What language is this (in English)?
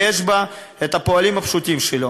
Hebrew